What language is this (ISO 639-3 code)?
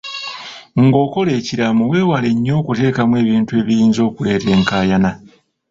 lug